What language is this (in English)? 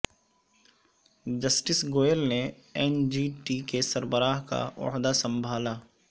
Urdu